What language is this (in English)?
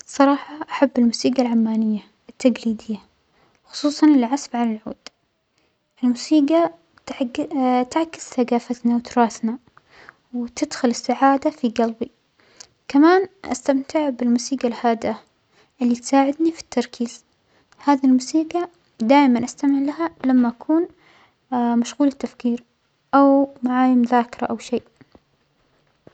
Omani Arabic